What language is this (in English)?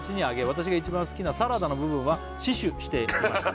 Japanese